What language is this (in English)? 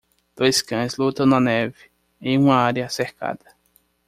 Portuguese